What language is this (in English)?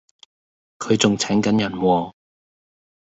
Cantonese